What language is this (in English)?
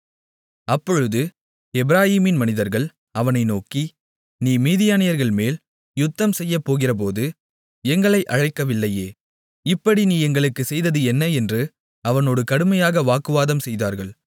Tamil